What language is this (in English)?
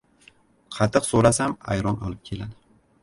Uzbek